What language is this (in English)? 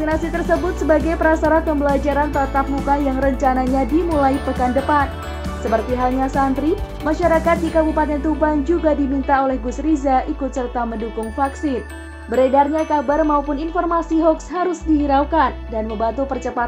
Indonesian